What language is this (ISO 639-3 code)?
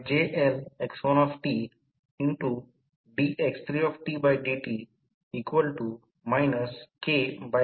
mar